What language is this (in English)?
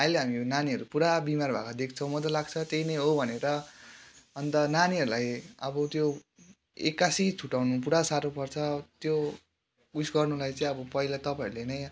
Nepali